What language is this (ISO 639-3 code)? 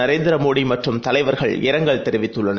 tam